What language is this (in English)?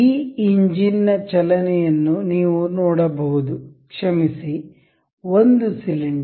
Kannada